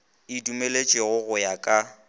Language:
Northern Sotho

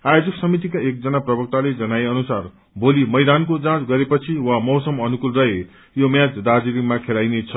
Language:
Nepali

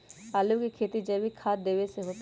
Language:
Magahi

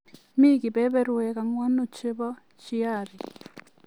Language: Kalenjin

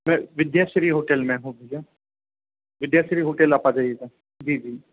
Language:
Hindi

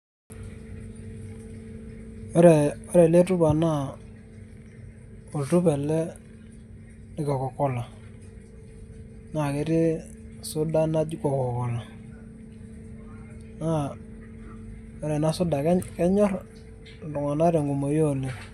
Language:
Masai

